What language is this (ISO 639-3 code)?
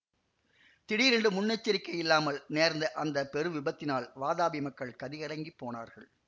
tam